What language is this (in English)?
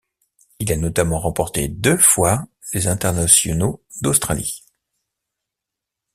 French